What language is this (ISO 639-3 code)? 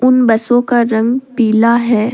hin